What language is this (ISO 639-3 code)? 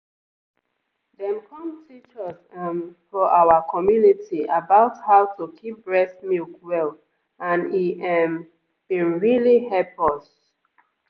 pcm